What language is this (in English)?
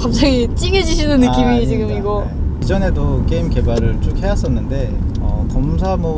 Korean